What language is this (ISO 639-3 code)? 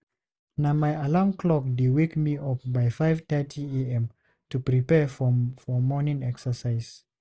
pcm